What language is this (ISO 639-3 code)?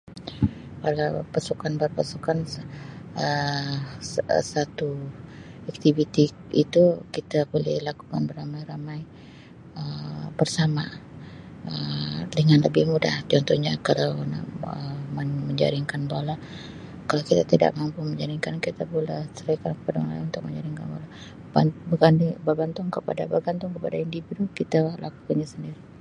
msi